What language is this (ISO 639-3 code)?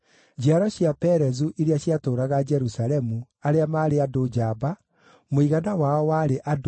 kik